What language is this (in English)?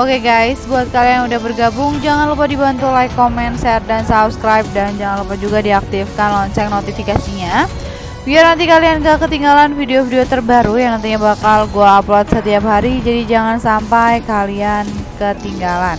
Indonesian